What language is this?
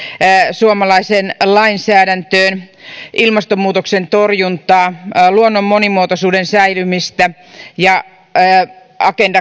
Finnish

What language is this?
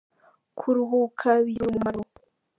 Kinyarwanda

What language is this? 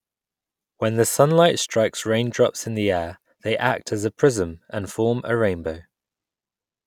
English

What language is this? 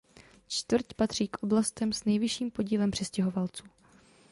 Czech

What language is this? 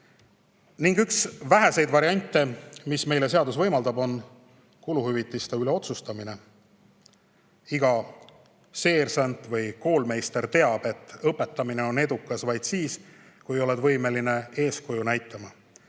Estonian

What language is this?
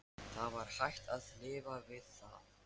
Icelandic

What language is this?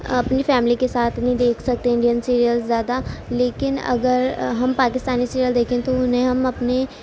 Urdu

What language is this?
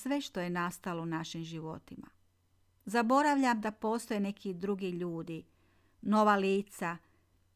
Croatian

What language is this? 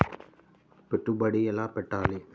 Telugu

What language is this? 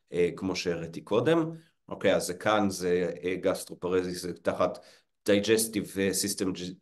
Hebrew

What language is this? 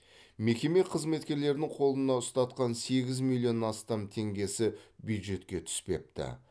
Kazakh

